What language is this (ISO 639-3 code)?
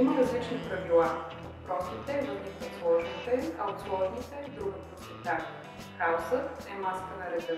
bul